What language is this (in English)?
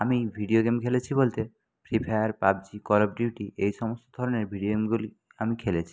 Bangla